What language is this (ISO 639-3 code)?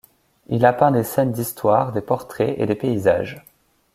fra